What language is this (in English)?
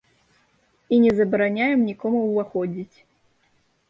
Belarusian